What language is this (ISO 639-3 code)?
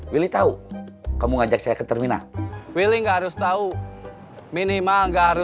ind